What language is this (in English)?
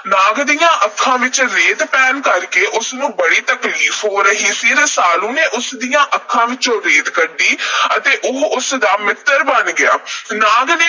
Punjabi